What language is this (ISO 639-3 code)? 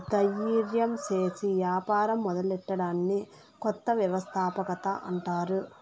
tel